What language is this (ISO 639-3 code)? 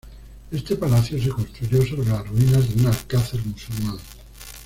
spa